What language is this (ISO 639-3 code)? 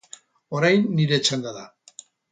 eus